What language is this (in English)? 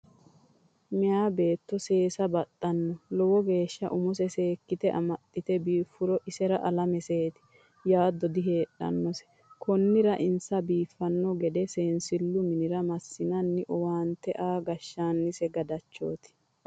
Sidamo